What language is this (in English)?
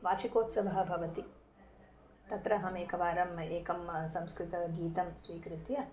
Sanskrit